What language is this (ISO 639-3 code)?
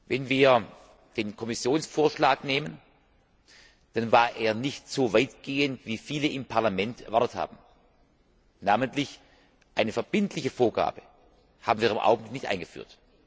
deu